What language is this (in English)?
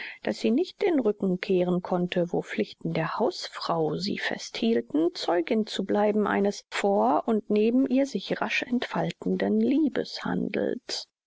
German